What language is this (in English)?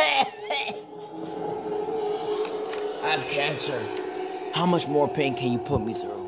English